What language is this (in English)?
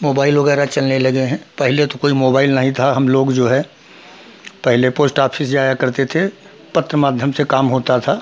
Hindi